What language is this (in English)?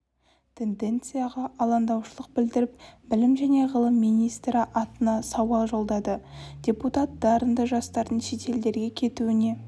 Kazakh